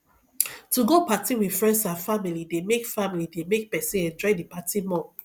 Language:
Nigerian Pidgin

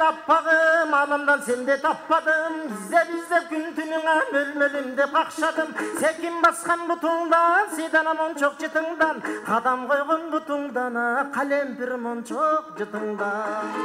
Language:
Turkish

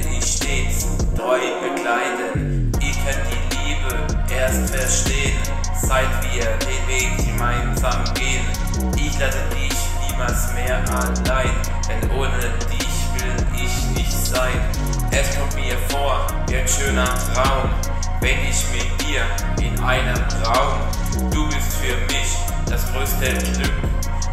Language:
German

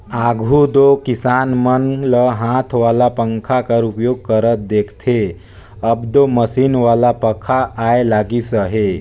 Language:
Chhattisgarhi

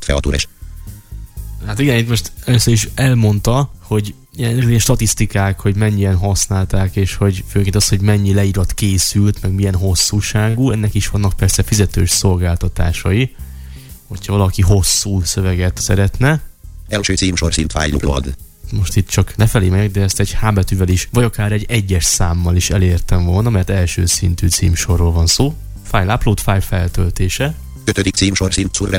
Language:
Hungarian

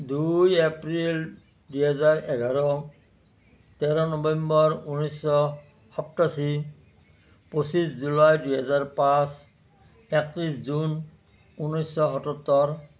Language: Assamese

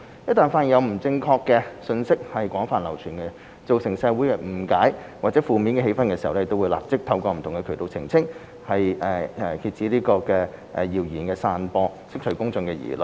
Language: Cantonese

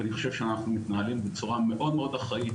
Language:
Hebrew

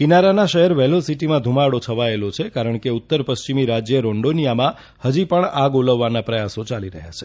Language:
Gujarati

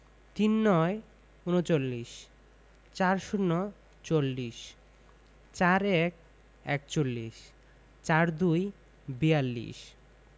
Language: Bangla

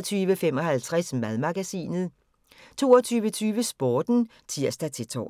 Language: Danish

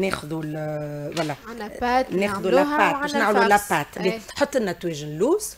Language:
Arabic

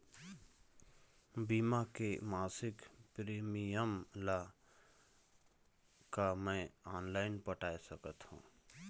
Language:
Chhattisgarhi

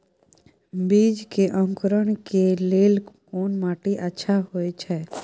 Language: Maithili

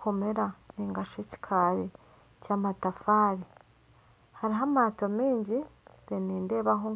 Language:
Nyankole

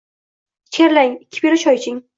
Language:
Uzbek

